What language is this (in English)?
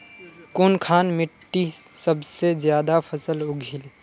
Magahi